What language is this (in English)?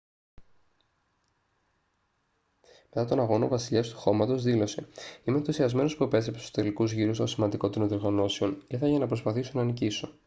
Greek